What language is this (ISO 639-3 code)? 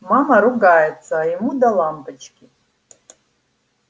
rus